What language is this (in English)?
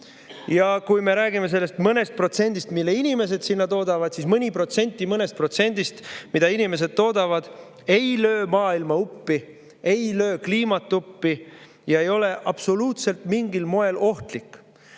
Estonian